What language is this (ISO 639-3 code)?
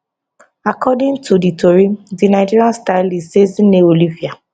pcm